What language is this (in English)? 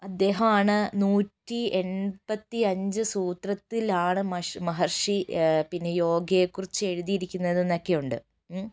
Malayalam